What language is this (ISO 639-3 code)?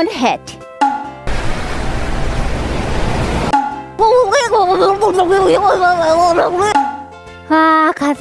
jpn